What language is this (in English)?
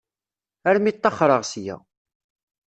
Kabyle